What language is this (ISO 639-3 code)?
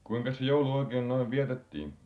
fin